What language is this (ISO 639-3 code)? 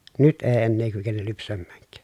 fin